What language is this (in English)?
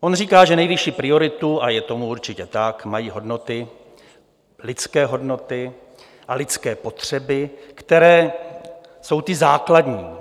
Czech